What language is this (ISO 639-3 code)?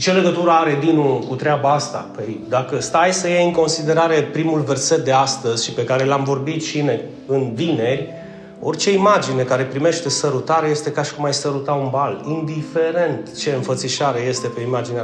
ron